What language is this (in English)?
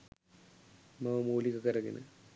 Sinhala